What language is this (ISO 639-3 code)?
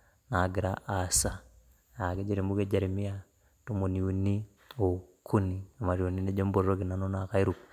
mas